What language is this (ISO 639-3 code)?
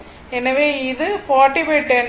tam